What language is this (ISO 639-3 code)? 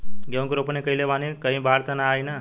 bho